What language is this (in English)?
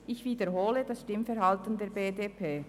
Swiss German